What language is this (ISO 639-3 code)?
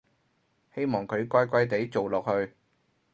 yue